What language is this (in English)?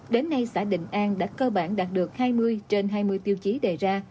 Vietnamese